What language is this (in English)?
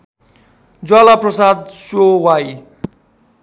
Nepali